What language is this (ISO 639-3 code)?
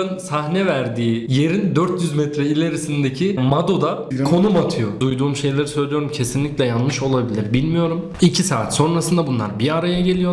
tur